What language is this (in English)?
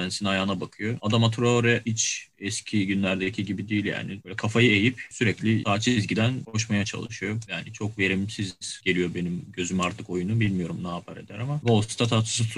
Turkish